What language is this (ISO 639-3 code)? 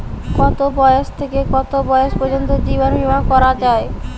ben